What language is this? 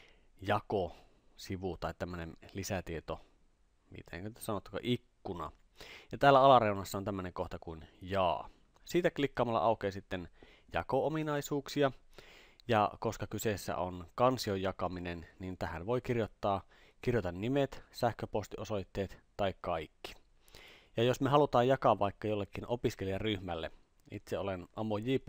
Finnish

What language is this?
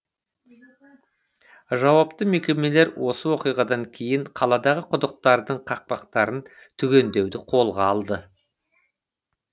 Kazakh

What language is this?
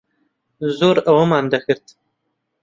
Central Kurdish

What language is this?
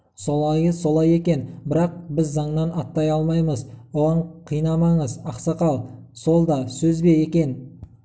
Kazakh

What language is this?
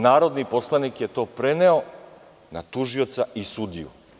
Serbian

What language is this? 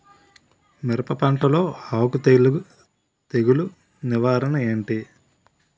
Telugu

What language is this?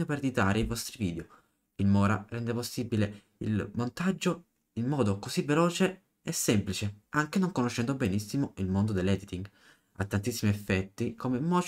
Italian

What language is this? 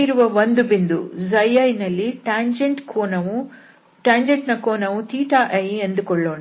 Kannada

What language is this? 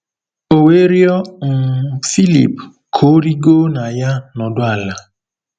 Igbo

